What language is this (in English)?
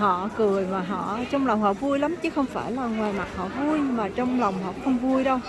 Vietnamese